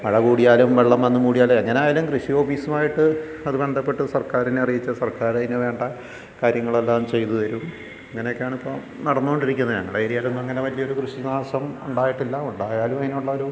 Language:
Malayalam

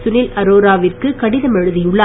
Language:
Tamil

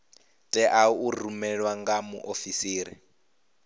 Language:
Venda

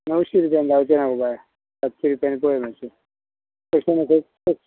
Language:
Konkani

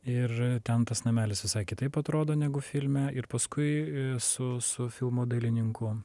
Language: Lithuanian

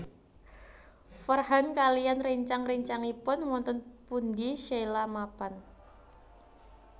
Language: Javanese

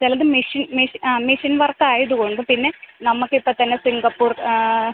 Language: Malayalam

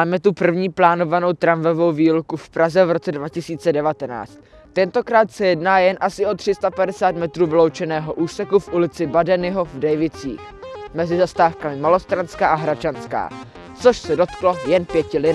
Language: Czech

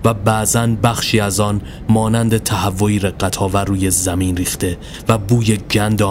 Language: Persian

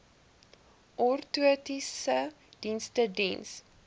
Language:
Afrikaans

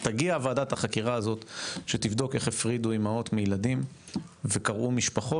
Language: Hebrew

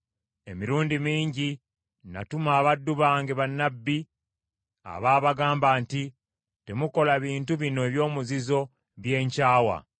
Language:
Ganda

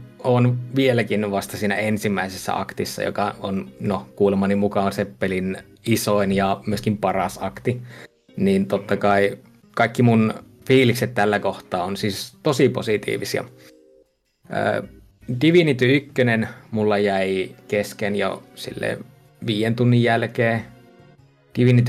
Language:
Finnish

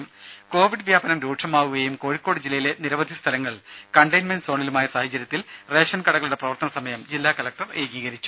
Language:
Malayalam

